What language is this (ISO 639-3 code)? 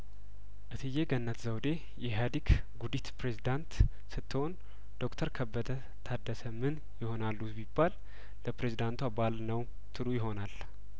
amh